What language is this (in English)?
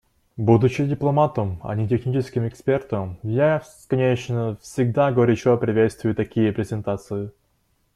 Russian